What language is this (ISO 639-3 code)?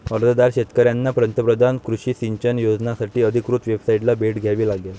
mar